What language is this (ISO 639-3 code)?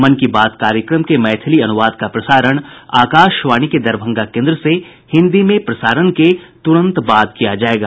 hin